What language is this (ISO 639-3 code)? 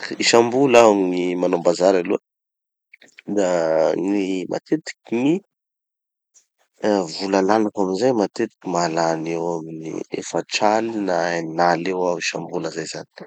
txy